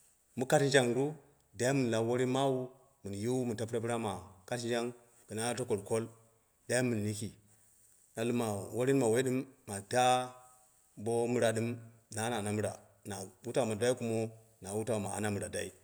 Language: Dera (Nigeria)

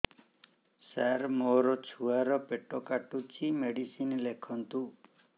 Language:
Odia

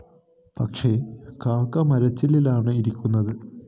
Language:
Malayalam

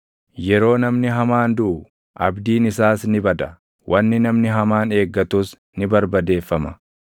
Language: Oromo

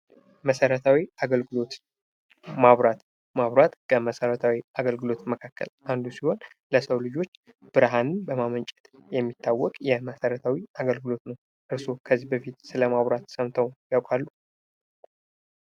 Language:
Amharic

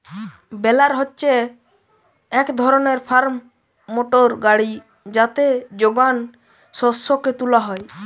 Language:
Bangla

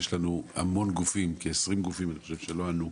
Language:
Hebrew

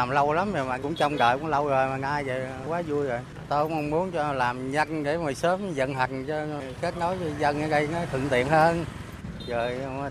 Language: Vietnamese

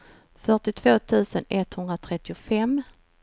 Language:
Swedish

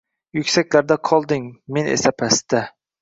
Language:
Uzbek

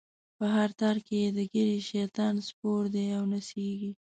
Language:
Pashto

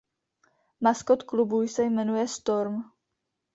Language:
Czech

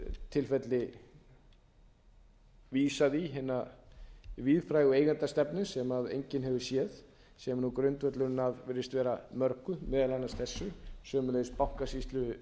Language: Icelandic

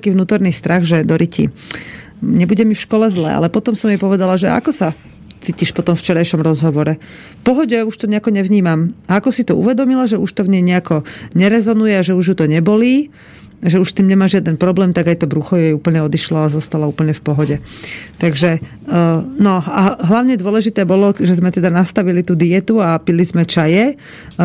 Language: Slovak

